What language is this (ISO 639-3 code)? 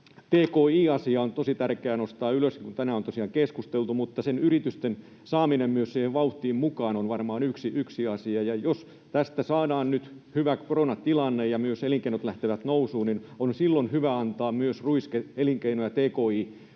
fin